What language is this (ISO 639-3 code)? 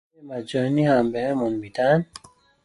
fas